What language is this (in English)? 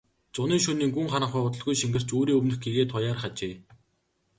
Mongolian